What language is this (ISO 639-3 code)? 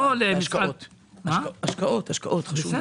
heb